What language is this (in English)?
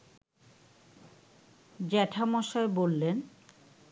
Bangla